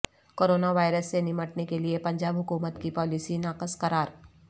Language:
Urdu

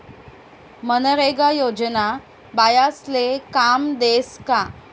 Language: Marathi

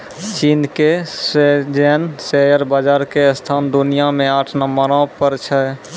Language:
Maithili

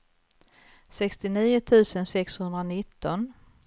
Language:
Swedish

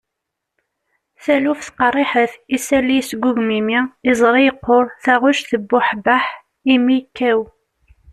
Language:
Kabyle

